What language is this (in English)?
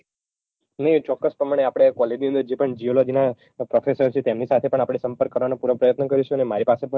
Gujarati